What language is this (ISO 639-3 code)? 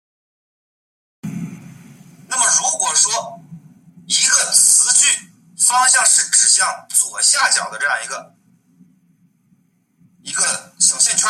zho